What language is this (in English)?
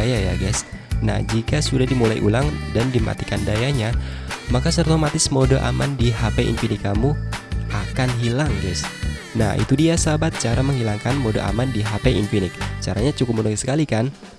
Indonesian